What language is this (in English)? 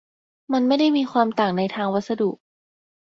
Thai